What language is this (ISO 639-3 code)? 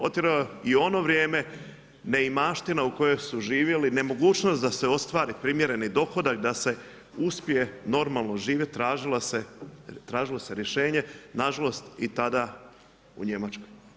hrv